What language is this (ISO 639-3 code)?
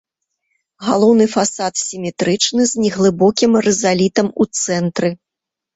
bel